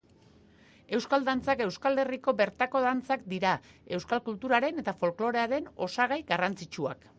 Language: Basque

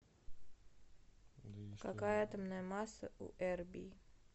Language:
Russian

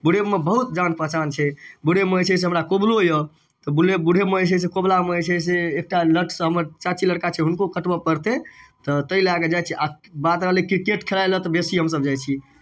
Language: Maithili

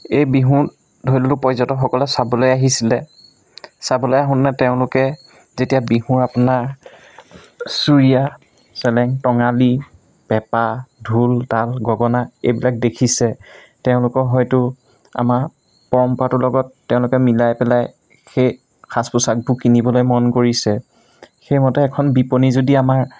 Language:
Assamese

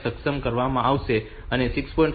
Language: Gujarati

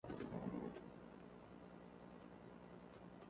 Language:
Central Kurdish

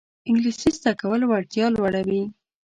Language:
Pashto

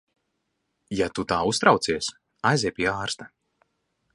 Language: Latvian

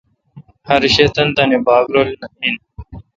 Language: Kalkoti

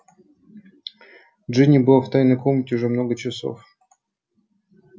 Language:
Russian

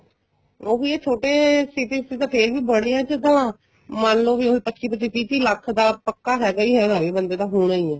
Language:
Punjabi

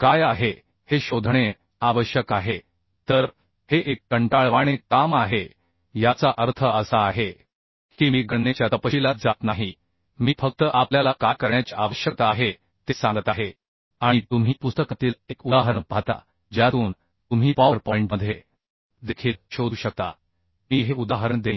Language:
Marathi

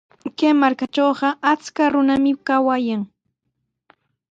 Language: Sihuas Ancash Quechua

